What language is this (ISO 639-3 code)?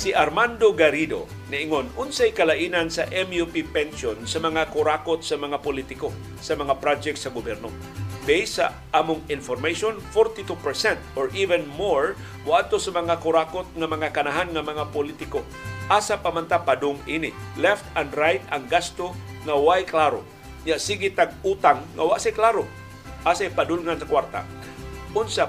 fil